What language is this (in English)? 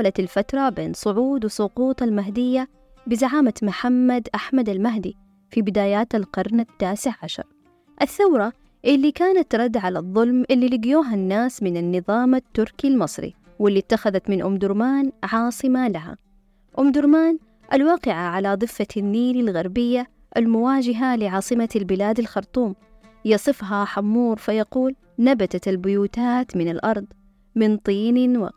Arabic